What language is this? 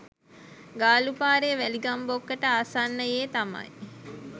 Sinhala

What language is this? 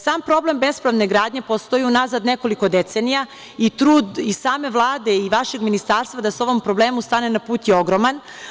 Serbian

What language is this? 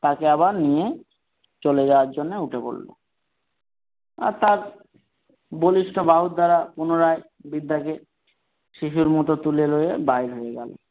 Bangla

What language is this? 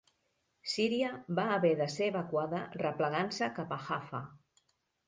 Catalan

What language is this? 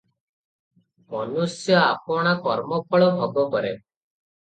Odia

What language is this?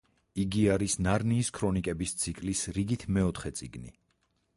Georgian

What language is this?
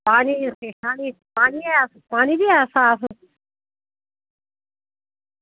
Dogri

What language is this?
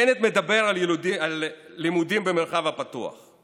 Hebrew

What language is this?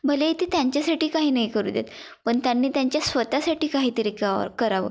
Marathi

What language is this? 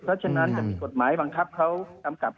Thai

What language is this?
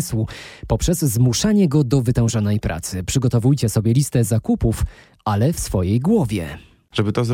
Polish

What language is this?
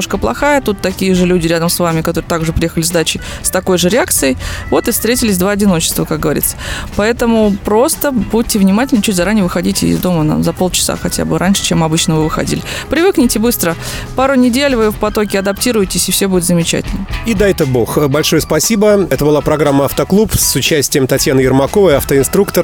Russian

